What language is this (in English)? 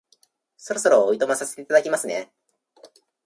Japanese